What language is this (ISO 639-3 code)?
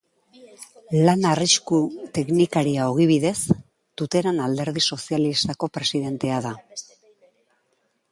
eus